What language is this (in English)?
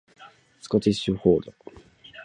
Japanese